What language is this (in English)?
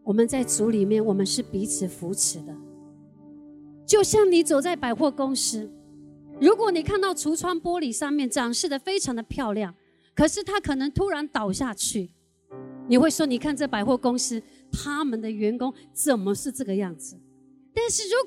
Chinese